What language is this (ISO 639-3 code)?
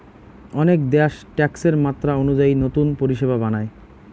ben